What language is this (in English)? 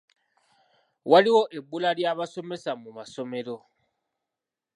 Ganda